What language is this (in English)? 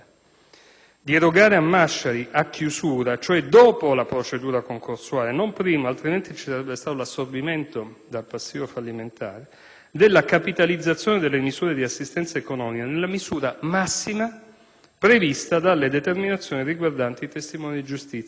Italian